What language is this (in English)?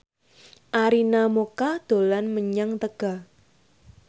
Javanese